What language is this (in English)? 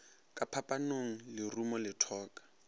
Northern Sotho